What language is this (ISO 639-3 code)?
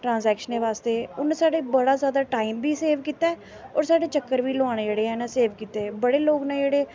doi